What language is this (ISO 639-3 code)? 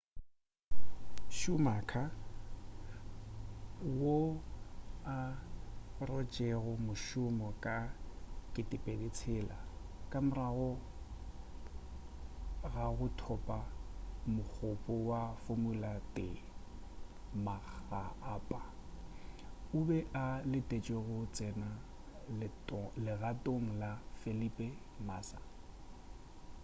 nso